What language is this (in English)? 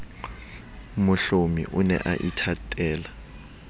Southern Sotho